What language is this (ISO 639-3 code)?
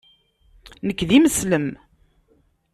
kab